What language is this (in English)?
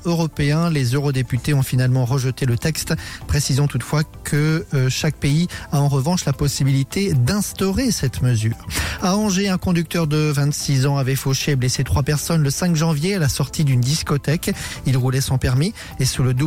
French